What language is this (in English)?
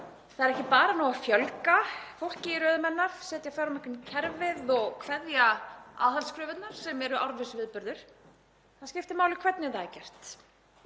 Icelandic